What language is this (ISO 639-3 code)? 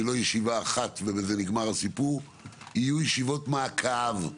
heb